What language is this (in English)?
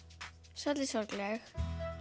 Icelandic